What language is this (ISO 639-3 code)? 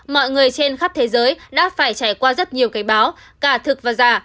vie